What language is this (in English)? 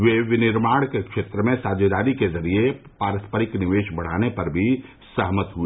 Hindi